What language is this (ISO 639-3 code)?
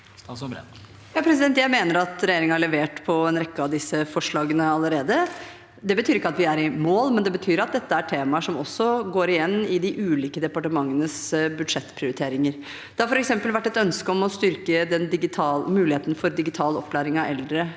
nor